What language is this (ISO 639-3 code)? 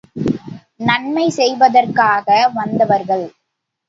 tam